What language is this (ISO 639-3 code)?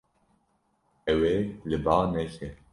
kur